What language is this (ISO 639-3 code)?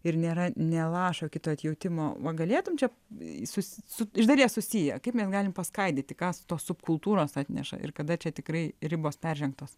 lit